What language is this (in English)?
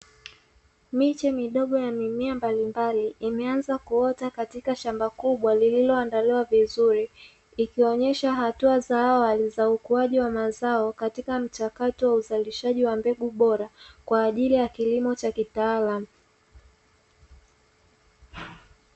Swahili